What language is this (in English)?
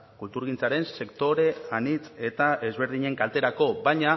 Basque